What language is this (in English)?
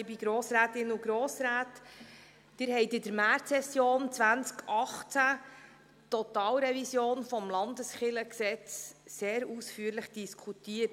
Swiss German